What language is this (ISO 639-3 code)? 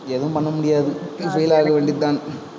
tam